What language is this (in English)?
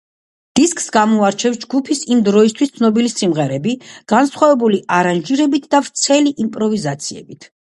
Georgian